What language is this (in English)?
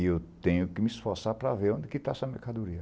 Portuguese